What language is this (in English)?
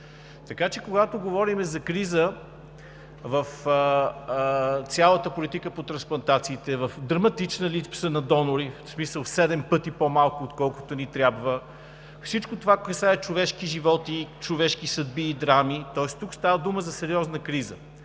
Bulgarian